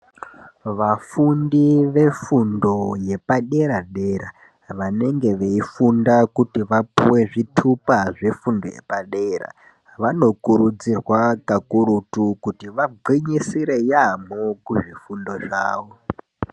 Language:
Ndau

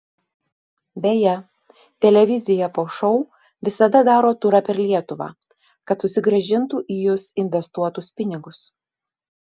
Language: Lithuanian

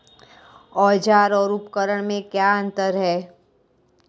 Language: Hindi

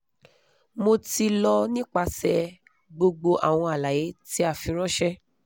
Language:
Yoruba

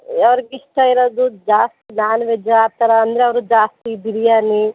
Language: Kannada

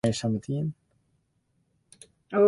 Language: Western Frisian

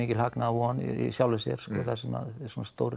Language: Icelandic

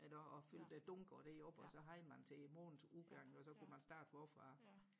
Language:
Danish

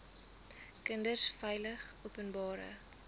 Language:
Afrikaans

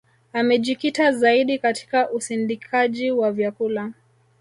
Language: Swahili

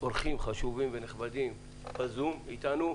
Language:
Hebrew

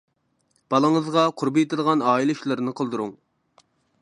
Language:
Uyghur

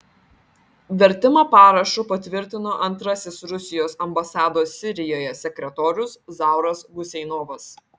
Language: Lithuanian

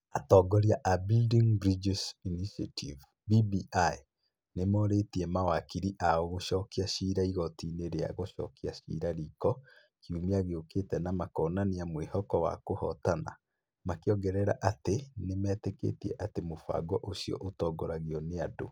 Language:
Kikuyu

